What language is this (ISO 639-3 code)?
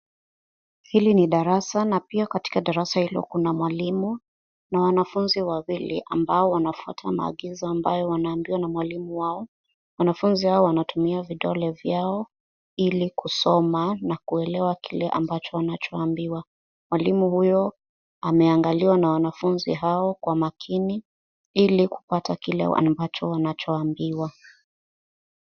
swa